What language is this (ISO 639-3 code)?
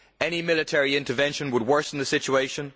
eng